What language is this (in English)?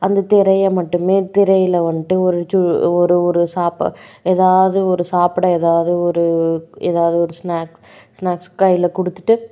Tamil